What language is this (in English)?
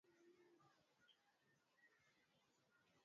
Swahili